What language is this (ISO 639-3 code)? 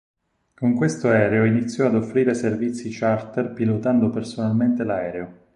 ita